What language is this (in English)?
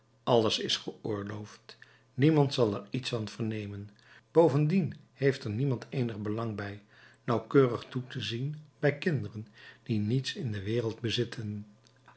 Dutch